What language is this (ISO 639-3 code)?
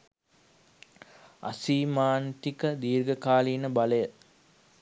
sin